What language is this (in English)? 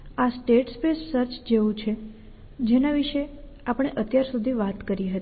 Gujarati